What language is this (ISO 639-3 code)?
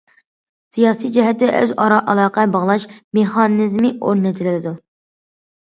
uig